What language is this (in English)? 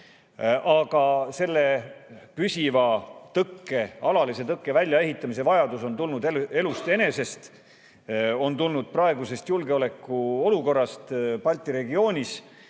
Estonian